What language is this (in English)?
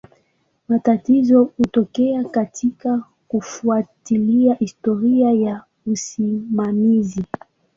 Swahili